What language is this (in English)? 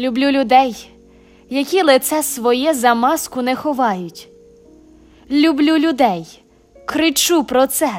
Ukrainian